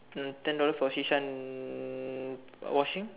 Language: English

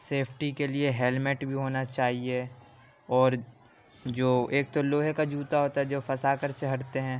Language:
Urdu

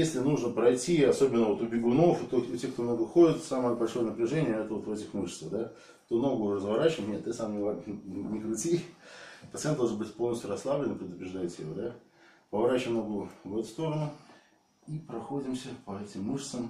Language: Russian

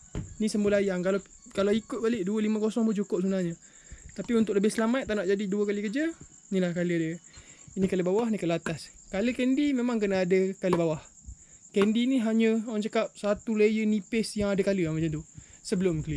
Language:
Malay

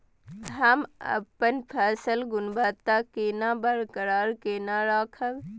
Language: Maithili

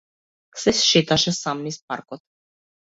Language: Macedonian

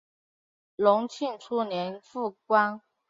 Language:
Chinese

